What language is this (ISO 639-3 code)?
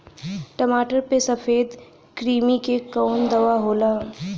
bho